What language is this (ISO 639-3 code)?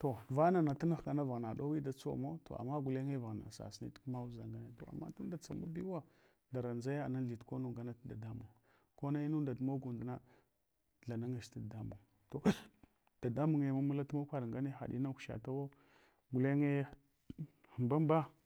hwo